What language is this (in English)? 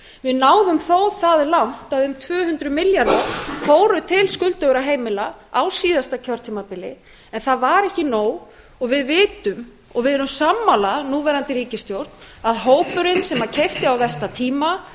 Icelandic